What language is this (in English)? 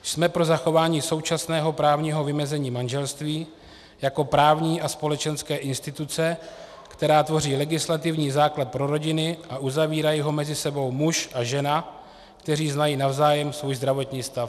Czech